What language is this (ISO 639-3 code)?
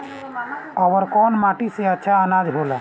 bho